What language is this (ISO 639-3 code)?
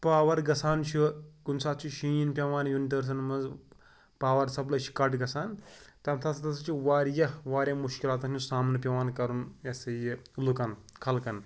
kas